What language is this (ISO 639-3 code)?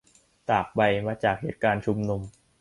tha